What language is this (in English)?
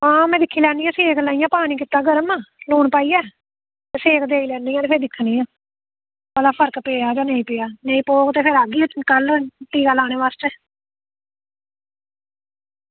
Dogri